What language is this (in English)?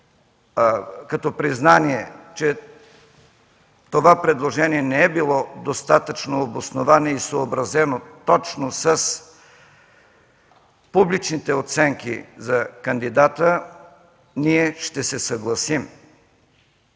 Bulgarian